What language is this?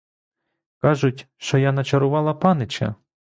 Ukrainian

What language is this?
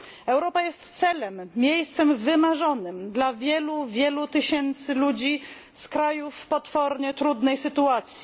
Polish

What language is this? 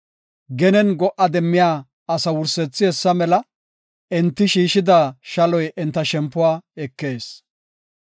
Gofa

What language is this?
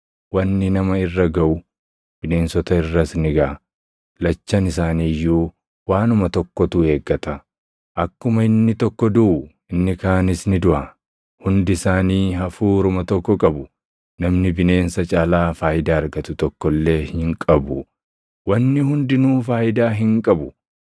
Oromo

